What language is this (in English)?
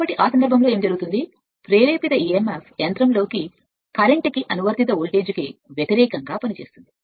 Telugu